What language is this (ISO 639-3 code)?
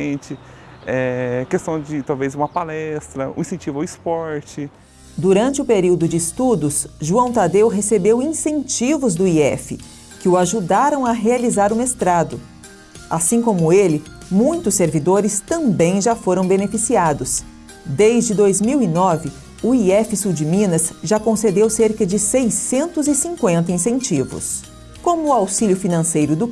por